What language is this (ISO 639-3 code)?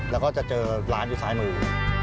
tha